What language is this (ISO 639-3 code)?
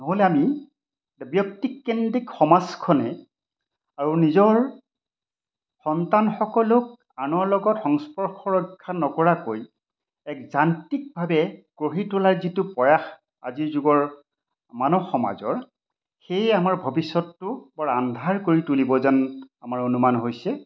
asm